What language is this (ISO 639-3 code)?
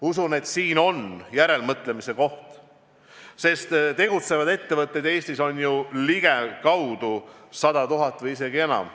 est